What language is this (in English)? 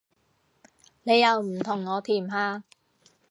Cantonese